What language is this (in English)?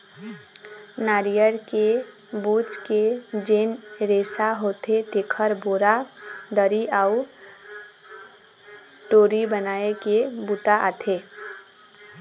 Chhattisgarhi